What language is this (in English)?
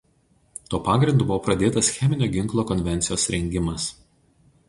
Lithuanian